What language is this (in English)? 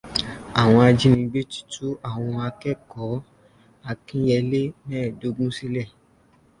Yoruba